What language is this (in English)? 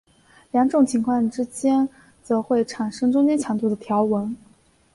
Chinese